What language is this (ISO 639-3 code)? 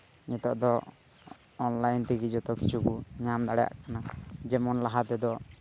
sat